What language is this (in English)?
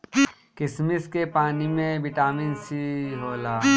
Bhojpuri